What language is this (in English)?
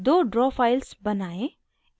Hindi